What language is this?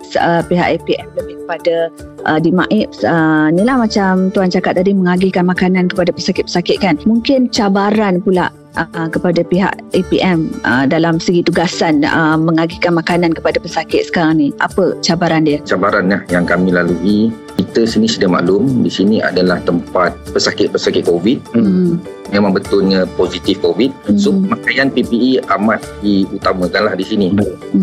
Malay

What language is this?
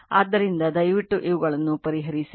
Kannada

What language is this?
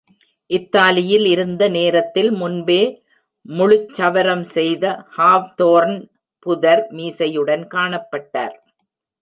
Tamil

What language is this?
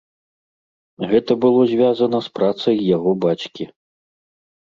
Belarusian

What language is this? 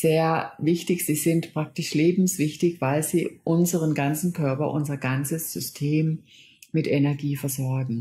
German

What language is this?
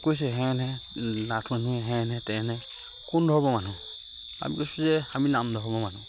Assamese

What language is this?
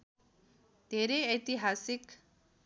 Nepali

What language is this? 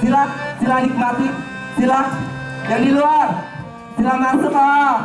Indonesian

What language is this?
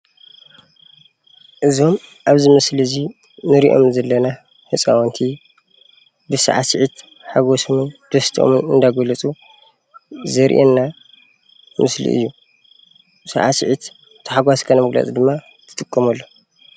Tigrinya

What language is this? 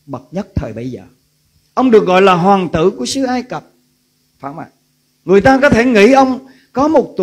Vietnamese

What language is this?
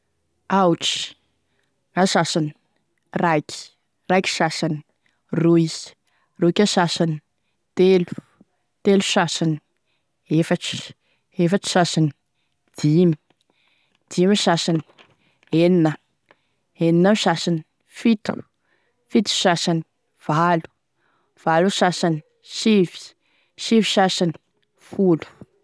Tesaka Malagasy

